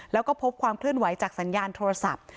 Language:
Thai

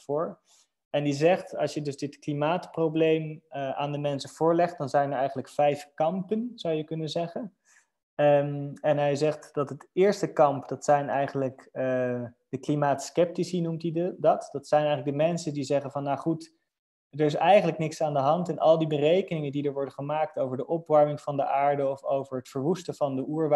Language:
Dutch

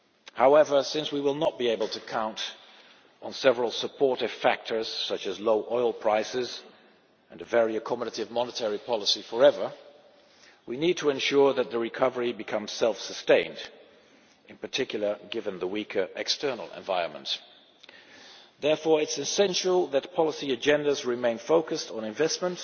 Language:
English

